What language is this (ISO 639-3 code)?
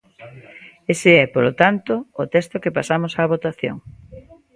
glg